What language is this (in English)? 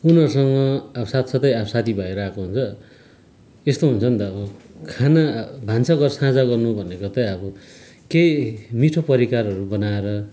Nepali